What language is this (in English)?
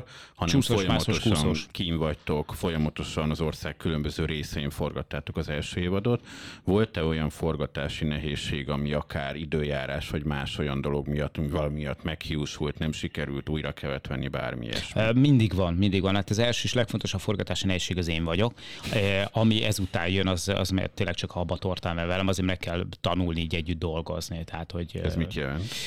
Hungarian